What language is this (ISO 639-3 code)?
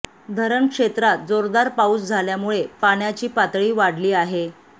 mar